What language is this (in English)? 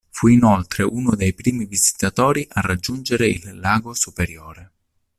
Italian